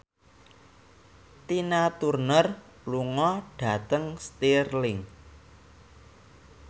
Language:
Javanese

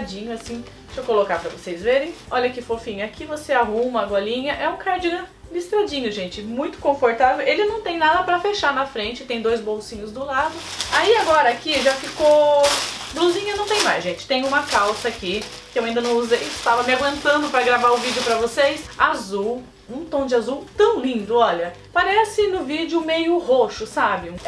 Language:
Portuguese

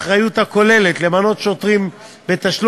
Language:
Hebrew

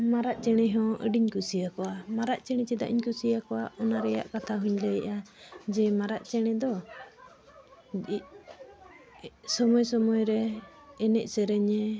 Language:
Santali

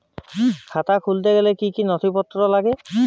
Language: Bangla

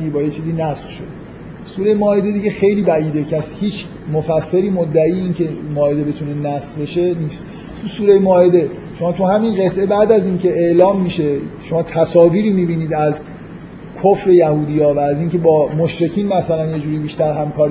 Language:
Persian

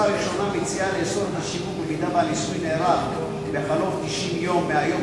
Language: Hebrew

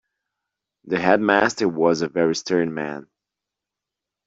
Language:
English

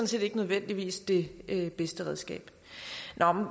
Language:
Danish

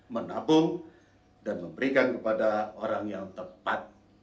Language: Indonesian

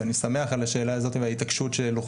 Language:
Hebrew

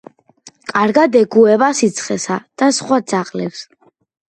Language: Georgian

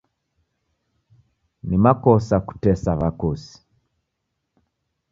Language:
Taita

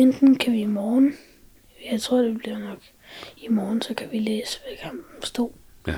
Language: Danish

